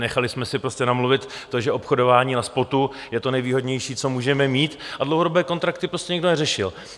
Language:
Czech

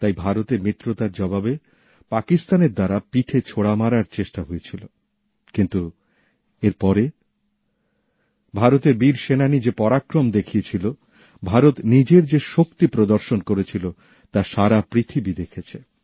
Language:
Bangla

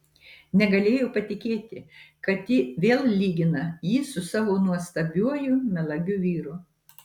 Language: Lithuanian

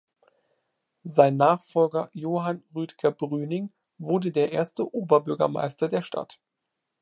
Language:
German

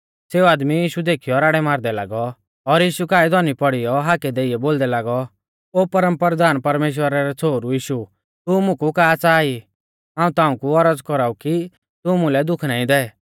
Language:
Mahasu Pahari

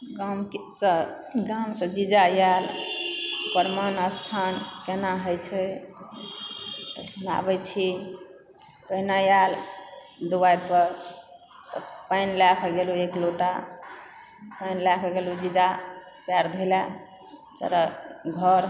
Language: Maithili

